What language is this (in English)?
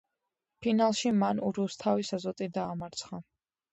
Georgian